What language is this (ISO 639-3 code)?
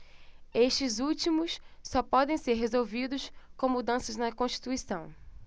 por